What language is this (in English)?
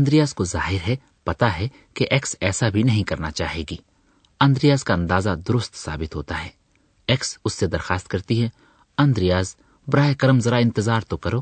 Urdu